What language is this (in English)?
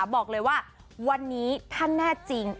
Thai